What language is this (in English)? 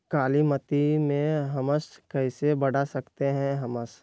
Magahi